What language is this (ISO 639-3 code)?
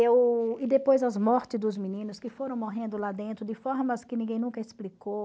por